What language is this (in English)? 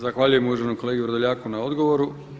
Croatian